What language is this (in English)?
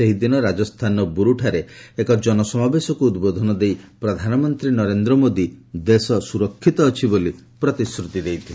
Odia